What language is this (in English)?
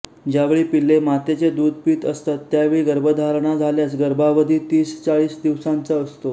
Marathi